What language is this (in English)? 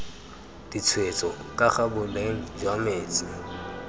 Tswana